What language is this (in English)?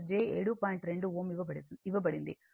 Telugu